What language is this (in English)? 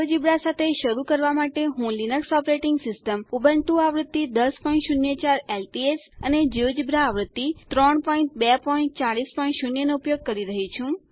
Gujarati